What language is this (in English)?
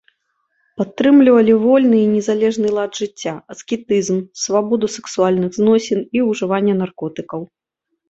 Belarusian